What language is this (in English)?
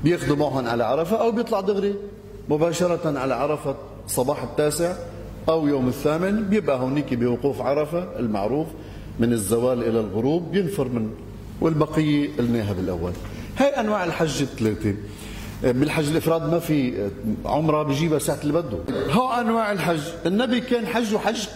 Arabic